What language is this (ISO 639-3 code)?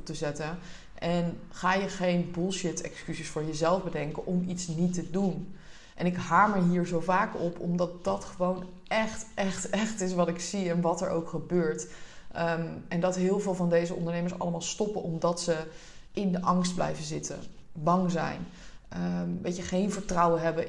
nld